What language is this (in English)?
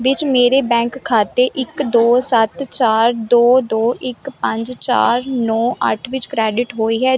Punjabi